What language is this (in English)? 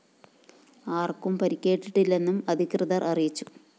Malayalam